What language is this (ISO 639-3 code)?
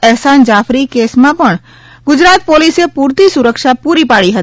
guj